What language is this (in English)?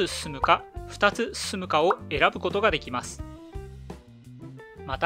Japanese